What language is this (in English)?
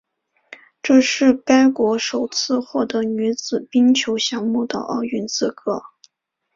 Chinese